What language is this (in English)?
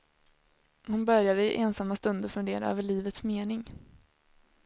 Swedish